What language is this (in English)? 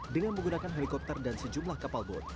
Indonesian